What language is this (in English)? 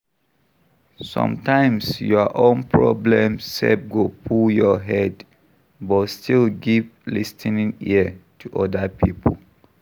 Nigerian Pidgin